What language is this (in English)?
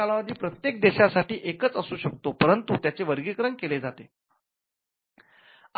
Marathi